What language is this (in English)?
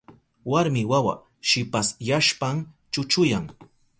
Southern Pastaza Quechua